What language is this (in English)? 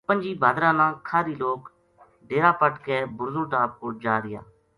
Gujari